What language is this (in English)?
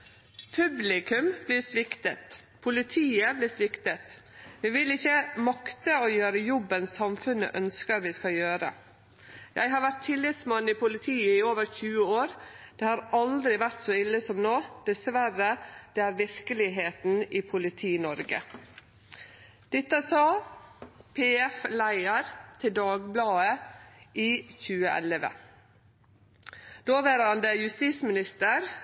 Norwegian Nynorsk